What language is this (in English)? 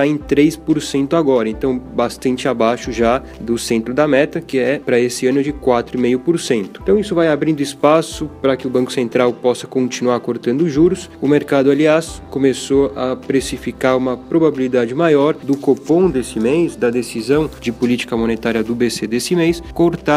Portuguese